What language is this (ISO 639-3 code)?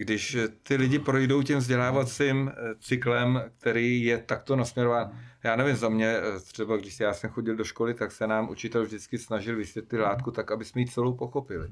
ces